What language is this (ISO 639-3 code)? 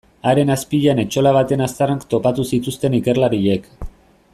eus